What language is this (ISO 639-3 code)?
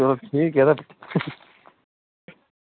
doi